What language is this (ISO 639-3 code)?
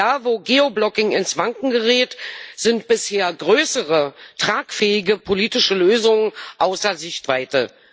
deu